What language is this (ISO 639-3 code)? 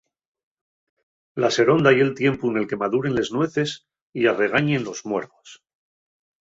ast